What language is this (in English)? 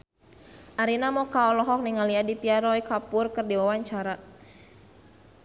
Sundanese